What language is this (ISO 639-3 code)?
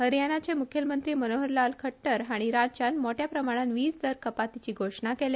kok